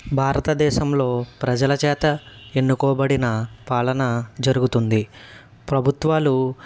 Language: Telugu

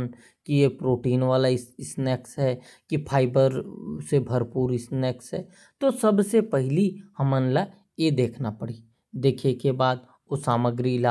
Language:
Korwa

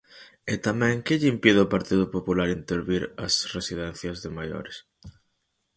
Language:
Galician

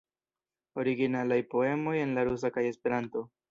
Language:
Esperanto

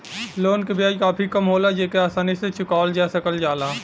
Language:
Bhojpuri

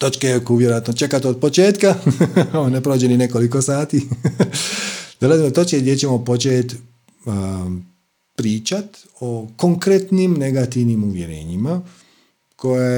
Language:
Croatian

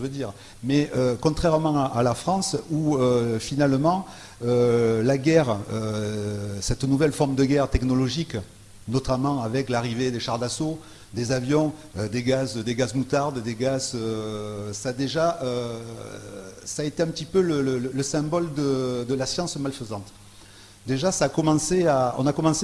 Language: French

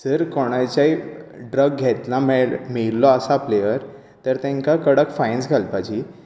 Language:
Konkani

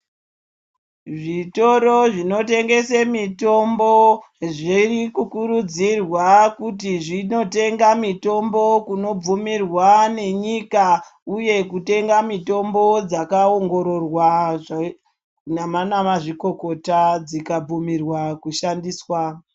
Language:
Ndau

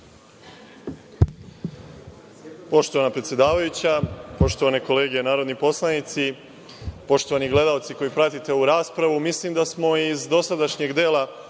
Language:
Serbian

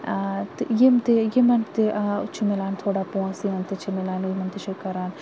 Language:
Kashmiri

